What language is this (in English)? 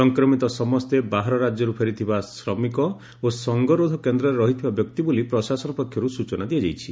Odia